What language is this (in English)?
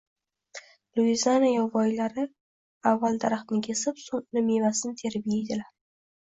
Uzbek